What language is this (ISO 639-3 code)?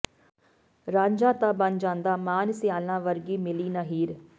pan